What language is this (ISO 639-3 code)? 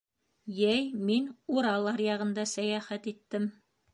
bak